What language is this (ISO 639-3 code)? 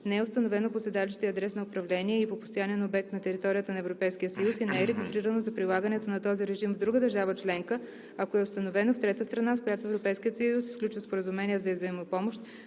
bul